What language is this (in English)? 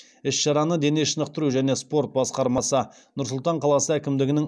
Kazakh